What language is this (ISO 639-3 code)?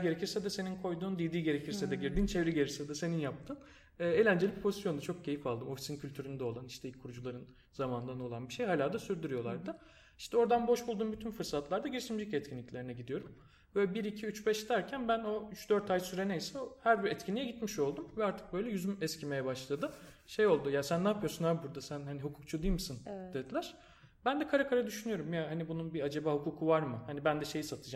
tur